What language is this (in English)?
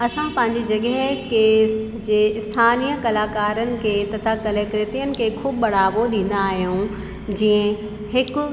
Sindhi